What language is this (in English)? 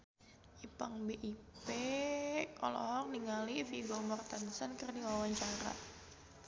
Sundanese